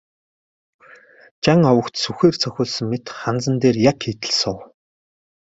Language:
Mongolian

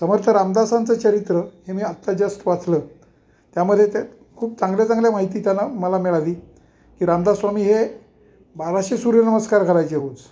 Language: Marathi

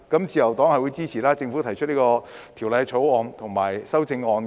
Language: Cantonese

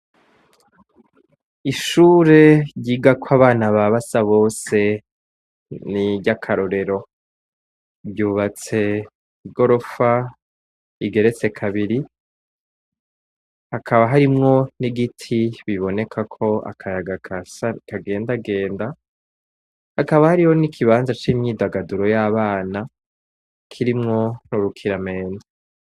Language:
Rundi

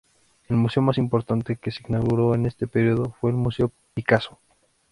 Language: Spanish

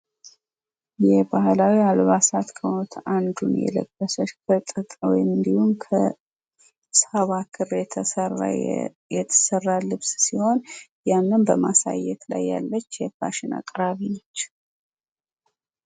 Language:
Amharic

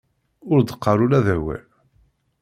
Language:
Kabyle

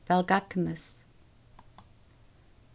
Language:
Faroese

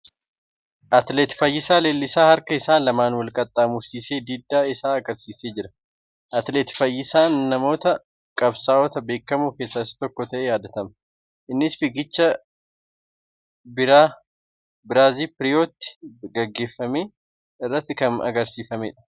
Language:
Oromo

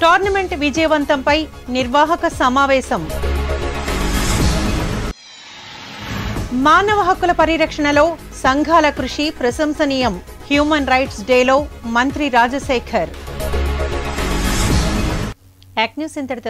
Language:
English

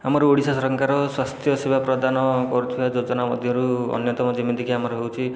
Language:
Odia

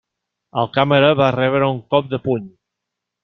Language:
Catalan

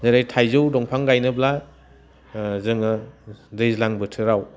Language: Bodo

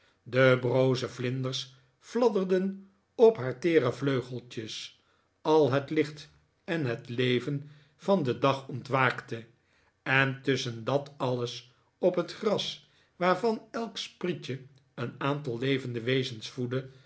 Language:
Dutch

